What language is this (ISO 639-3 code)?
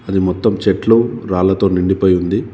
tel